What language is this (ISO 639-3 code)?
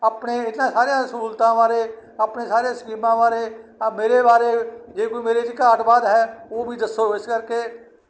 pan